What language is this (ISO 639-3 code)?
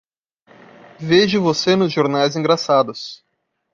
por